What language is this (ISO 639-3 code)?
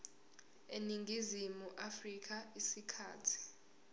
zul